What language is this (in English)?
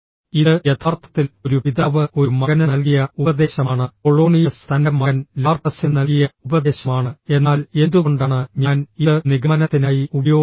Malayalam